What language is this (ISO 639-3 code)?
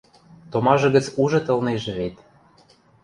mrj